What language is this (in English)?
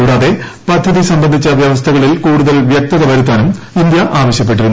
Malayalam